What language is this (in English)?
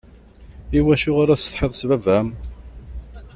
Kabyle